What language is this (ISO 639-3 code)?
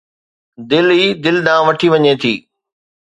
snd